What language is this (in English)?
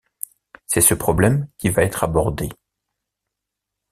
French